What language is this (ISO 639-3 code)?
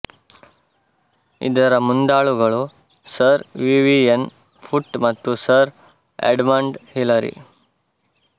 kan